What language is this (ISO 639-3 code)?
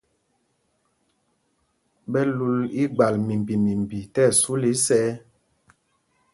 mgg